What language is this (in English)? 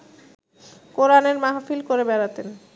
Bangla